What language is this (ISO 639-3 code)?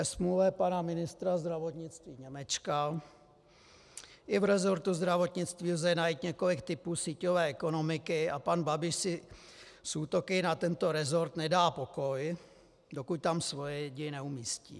ces